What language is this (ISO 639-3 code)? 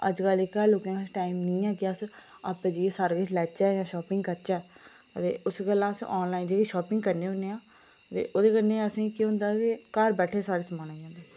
doi